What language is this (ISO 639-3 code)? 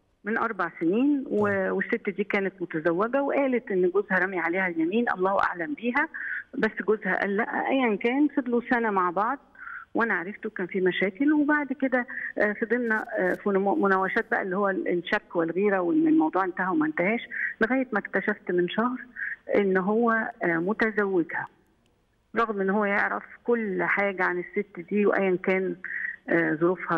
ara